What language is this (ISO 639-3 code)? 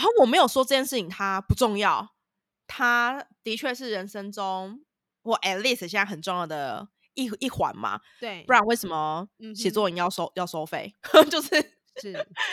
zho